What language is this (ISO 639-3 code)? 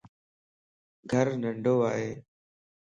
lss